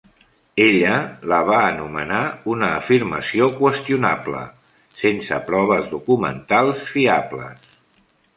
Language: Catalan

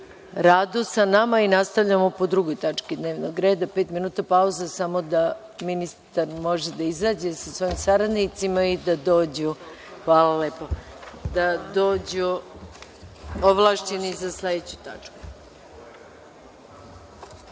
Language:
Serbian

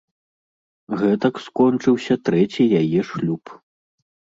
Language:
Belarusian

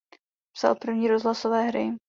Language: Czech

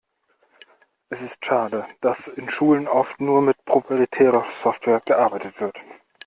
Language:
German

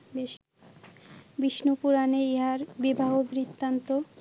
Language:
Bangla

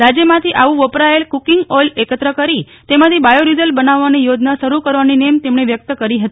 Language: Gujarati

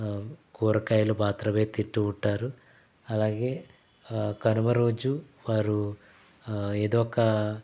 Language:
Telugu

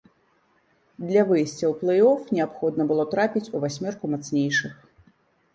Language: Belarusian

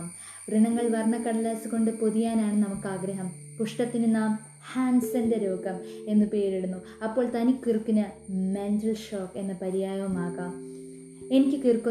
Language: Malayalam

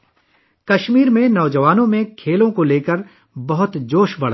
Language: Urdu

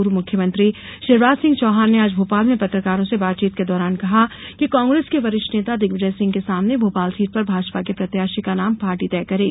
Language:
Hindi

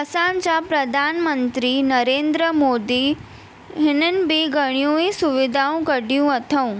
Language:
Sindhi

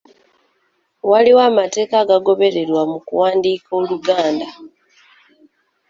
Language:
Ganda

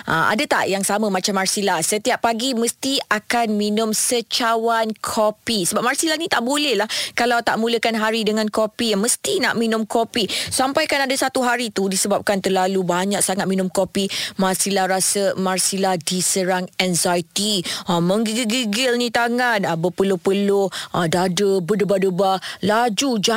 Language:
Malay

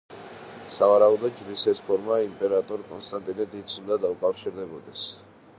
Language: Georgian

